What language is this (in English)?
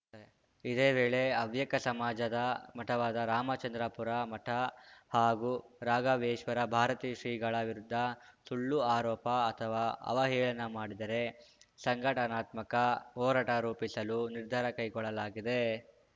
Kannada